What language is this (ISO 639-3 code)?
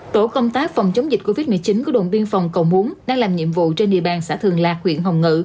vie